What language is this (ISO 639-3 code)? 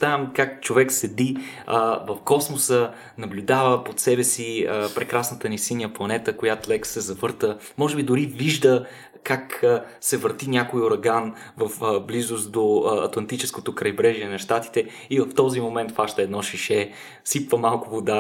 bul